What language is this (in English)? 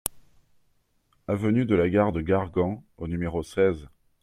French